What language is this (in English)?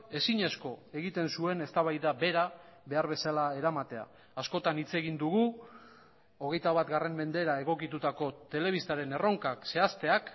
Basque